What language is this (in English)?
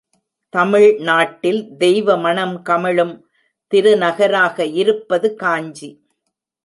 Tamil